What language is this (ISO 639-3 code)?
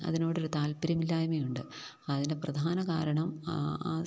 mal